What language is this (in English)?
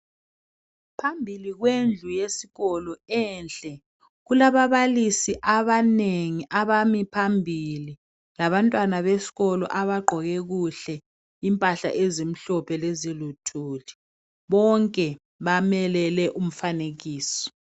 North Ndebele